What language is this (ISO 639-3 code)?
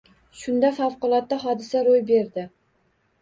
uzb